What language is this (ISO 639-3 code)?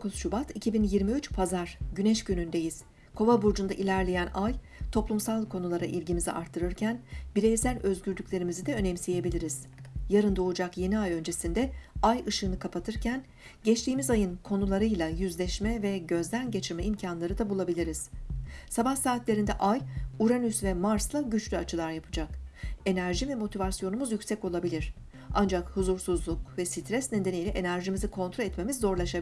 tur